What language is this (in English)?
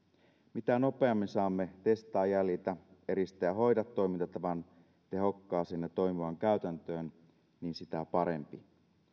Finnish